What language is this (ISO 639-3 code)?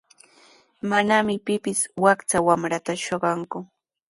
qws